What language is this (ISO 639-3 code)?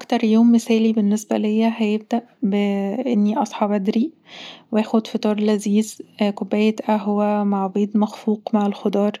arz